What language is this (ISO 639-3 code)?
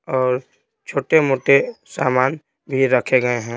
hin